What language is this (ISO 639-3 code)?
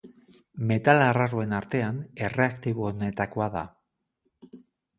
eus